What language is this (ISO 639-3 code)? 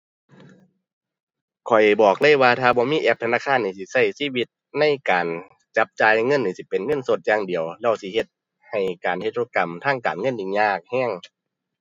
tha